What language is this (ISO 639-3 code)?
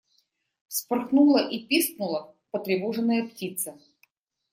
rus